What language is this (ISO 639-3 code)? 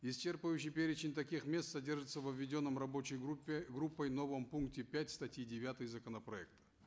kaz